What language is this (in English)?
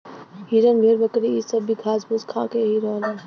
Bhojpuri